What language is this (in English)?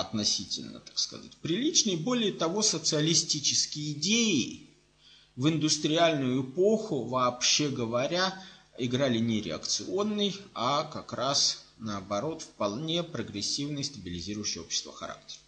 Russian